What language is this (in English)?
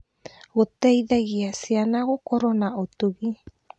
Kikuyu